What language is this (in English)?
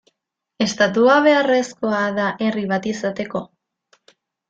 Basque